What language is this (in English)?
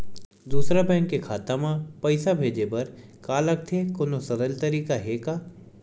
Chhattisgarhi